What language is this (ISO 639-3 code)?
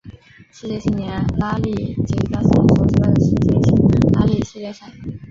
zho